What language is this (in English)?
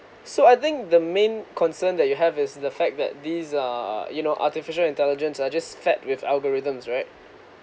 English